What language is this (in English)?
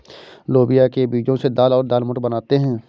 Hindi